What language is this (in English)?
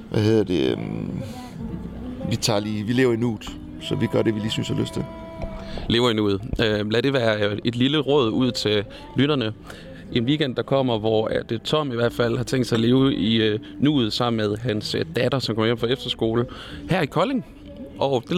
Danish